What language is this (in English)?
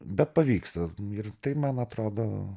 Lithuanian